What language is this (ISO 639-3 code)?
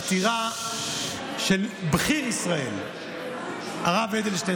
heb